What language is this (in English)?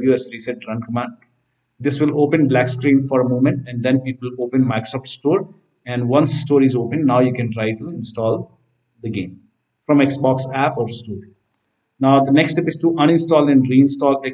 English